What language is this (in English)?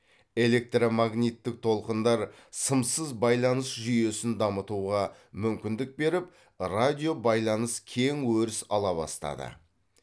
Kazakh